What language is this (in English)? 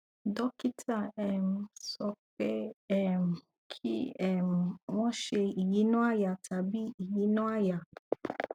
Yoruba